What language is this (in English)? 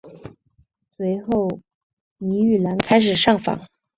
Chinese